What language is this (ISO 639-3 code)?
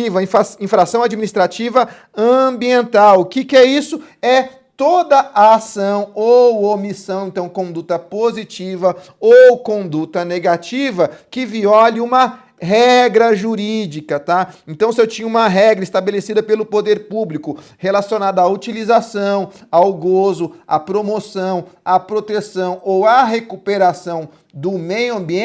por